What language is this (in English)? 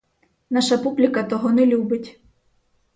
Ukrainian